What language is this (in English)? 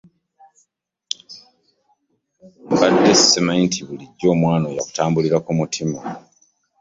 Ganda